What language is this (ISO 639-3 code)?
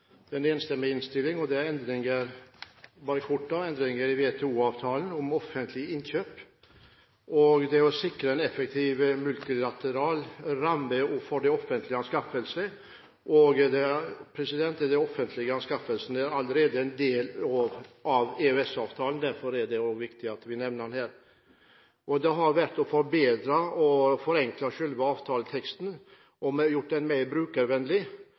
nob